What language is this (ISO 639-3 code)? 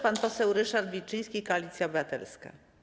pol